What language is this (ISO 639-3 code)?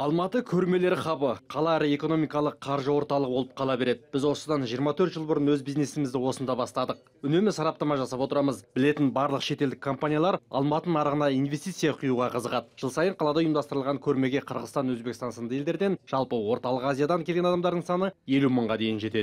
rus